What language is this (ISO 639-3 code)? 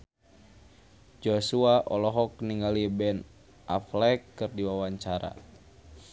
sun